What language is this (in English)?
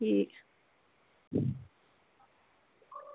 Dogri